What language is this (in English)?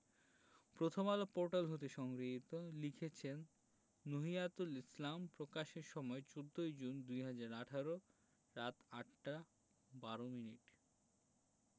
Bangla